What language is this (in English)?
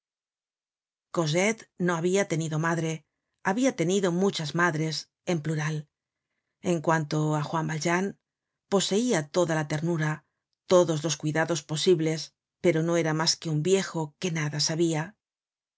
Spanish